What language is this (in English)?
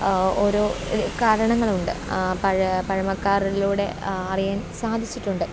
Malayalam